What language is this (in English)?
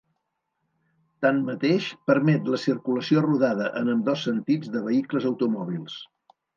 Catalan